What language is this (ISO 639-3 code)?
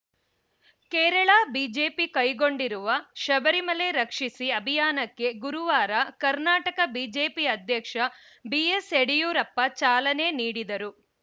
kan